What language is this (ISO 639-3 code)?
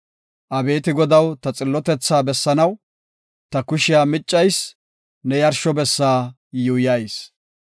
gof